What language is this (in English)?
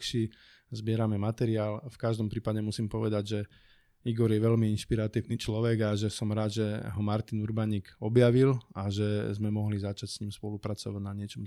Slovak